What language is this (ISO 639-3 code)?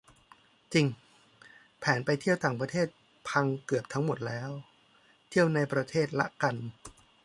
tha